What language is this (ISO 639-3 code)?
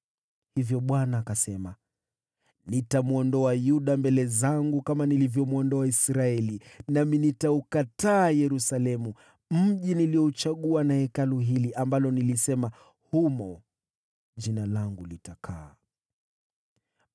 swa